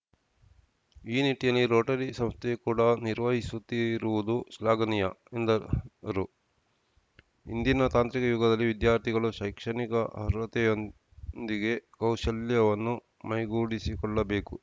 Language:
Kannada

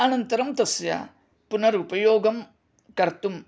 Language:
Sanskrit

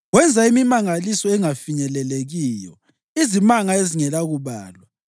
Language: North Ndebele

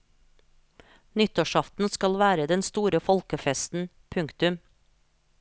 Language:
Norwegian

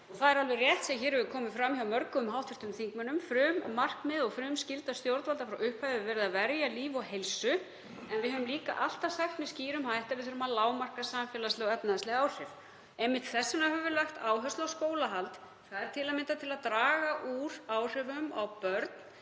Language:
Icelandic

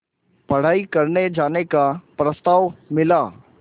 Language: Hindi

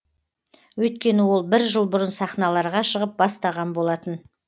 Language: Kazakh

